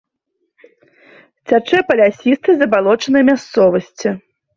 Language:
Belarusian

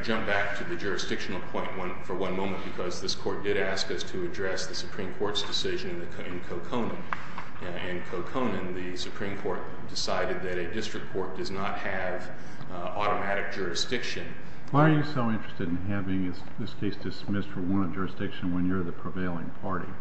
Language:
English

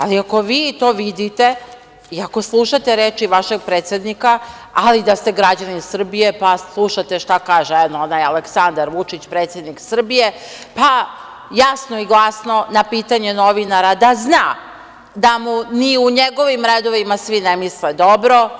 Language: Serbian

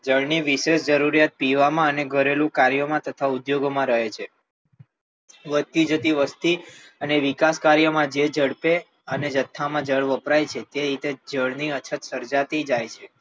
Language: Gujarati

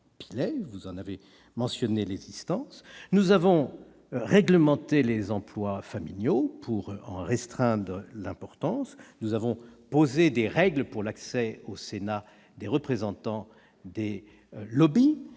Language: French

